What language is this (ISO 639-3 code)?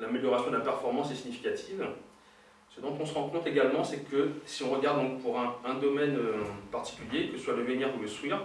fra